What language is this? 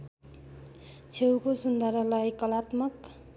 Nepali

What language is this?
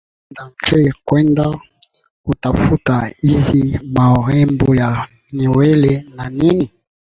Swahili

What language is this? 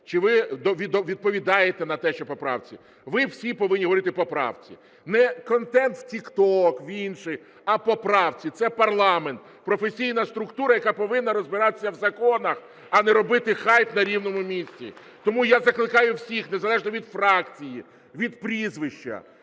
Ukrainian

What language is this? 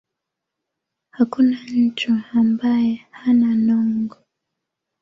Swahili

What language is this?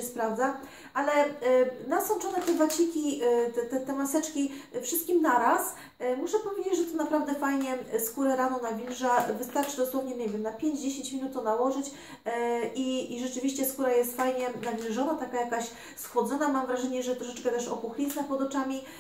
Polish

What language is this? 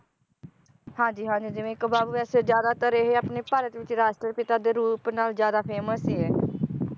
Punjabi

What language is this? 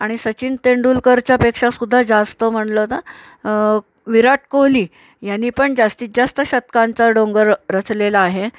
Marathi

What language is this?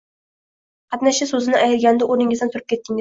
Uzbek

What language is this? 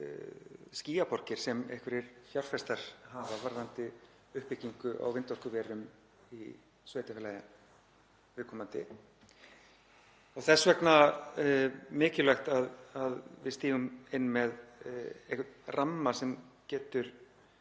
Icelandic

